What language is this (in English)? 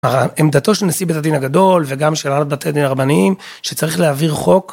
Hebrew